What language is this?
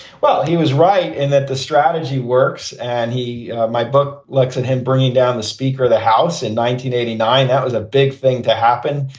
English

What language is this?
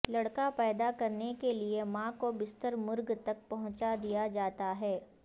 Urdu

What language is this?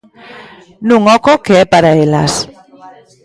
Galician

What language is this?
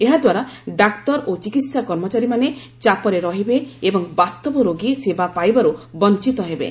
Odia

